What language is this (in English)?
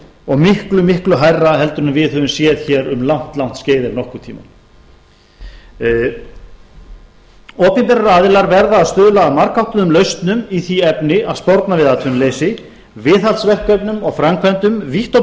Icelandic